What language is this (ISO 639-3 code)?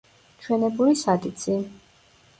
kat